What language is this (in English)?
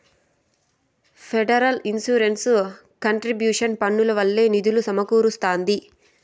Telugu